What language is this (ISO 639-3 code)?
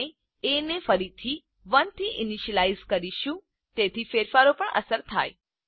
guj